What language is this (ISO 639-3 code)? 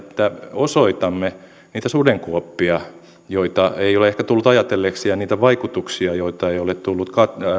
fin